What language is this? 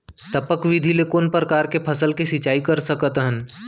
Chhattisgarhi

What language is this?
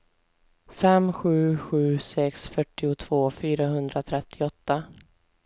Swedish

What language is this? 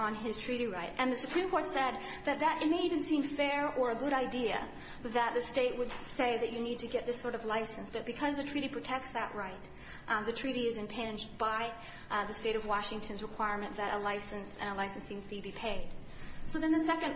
English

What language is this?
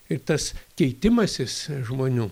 Lithuanian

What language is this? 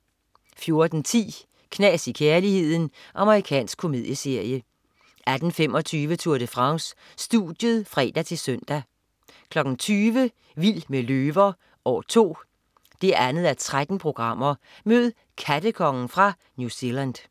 Danish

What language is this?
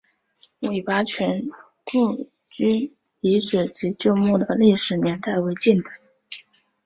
Chinese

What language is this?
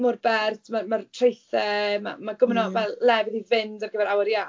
Welsh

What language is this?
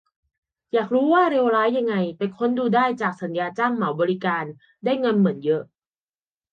Thai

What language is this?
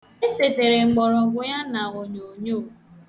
Igbo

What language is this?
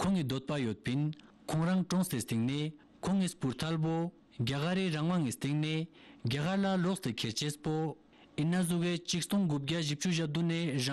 Romanian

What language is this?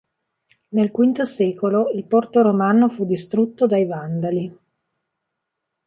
Italian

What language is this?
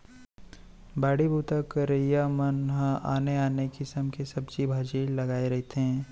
Chhattisgarhi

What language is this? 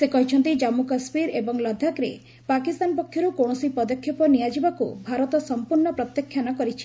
Odia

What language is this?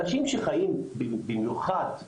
Hebrew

